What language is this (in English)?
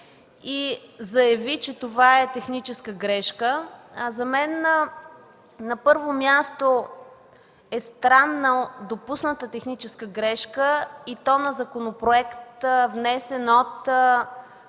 Bulgarian